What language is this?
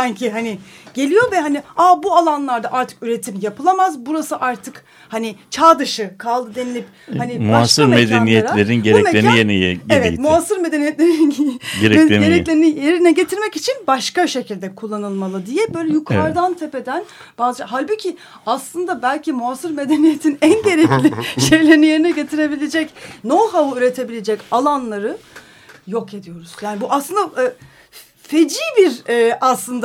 Turkish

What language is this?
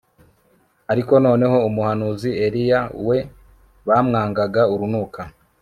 Kinyarwanda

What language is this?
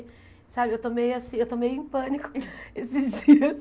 Portuguese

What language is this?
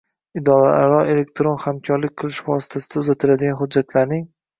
Uzbek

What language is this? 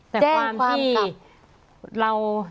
Thai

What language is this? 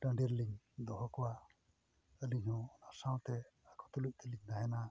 Santali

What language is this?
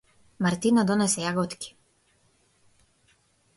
Macedonian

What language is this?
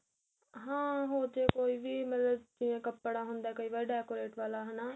Punjabi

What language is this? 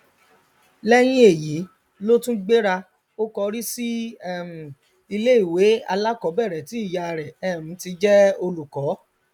Yoruba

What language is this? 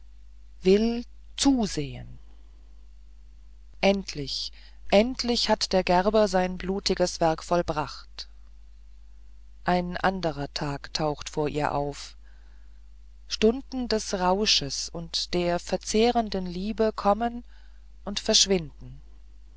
German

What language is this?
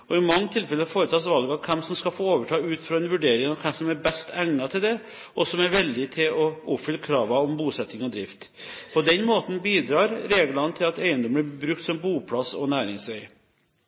Norwegian Bokmål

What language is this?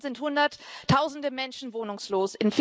German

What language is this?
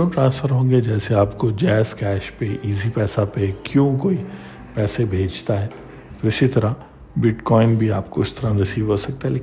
Urdu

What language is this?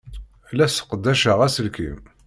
Kabyle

